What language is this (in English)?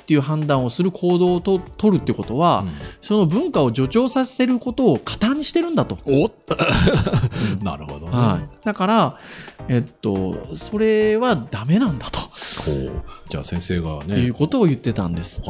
Japanese